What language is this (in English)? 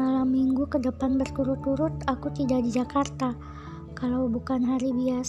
Indonesian